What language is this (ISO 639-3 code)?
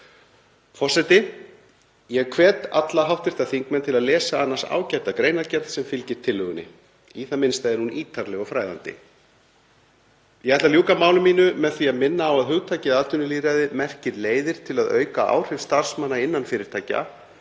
isl